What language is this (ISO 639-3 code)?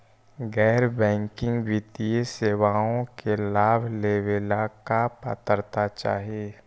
mag